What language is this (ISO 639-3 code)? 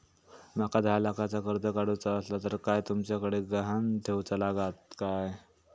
mar